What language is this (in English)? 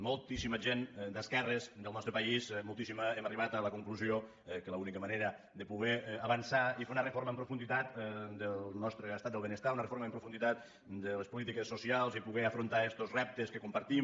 Catalan